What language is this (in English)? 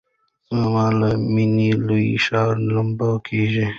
Pashto